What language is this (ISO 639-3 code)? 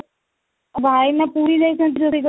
ori